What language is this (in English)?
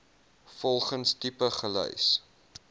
Afrikaans